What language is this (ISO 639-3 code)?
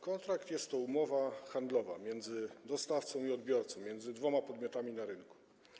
pol